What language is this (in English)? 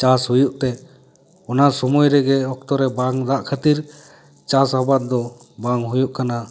Santali